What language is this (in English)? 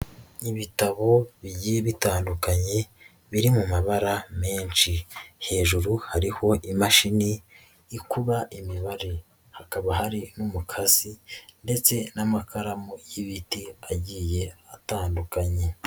Kinyarwanda